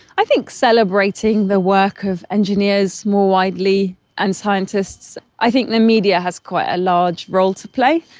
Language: English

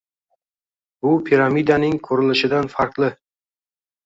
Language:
Uzbek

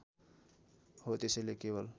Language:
Nepali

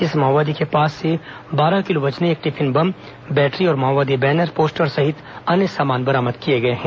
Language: Hindi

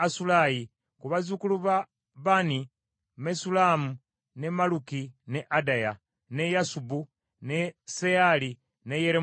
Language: Ganda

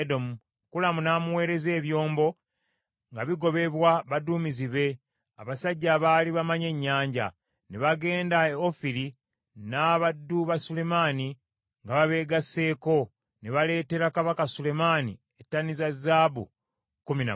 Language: Ganda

